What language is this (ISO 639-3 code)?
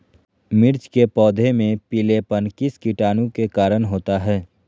mag